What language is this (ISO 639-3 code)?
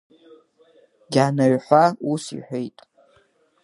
abk